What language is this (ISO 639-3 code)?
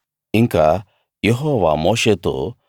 tel